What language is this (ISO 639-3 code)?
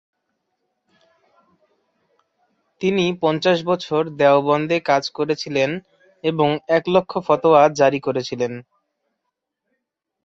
ben